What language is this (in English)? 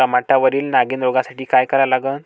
Marathi